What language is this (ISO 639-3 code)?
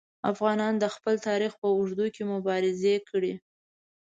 pus